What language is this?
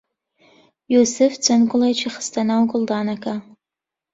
Central Kurdish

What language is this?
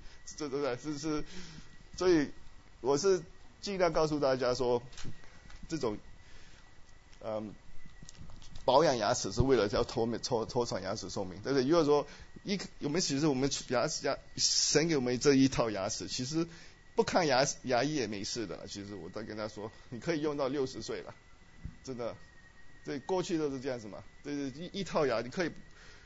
Chinese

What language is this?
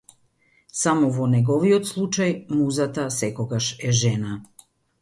Macedonian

